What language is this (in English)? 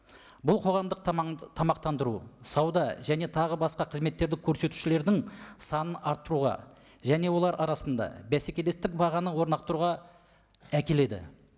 Kazakh